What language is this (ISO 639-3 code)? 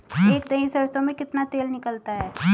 hin